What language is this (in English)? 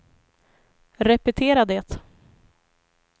Swedish